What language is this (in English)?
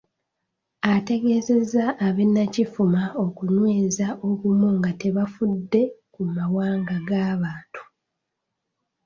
Ganda